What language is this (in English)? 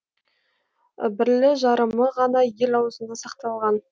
Kazakh